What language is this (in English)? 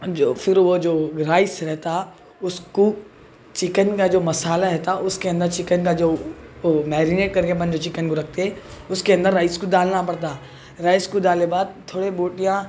Urdu